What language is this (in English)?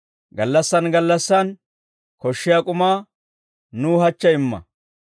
Dawro